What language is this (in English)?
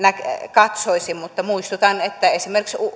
Finnish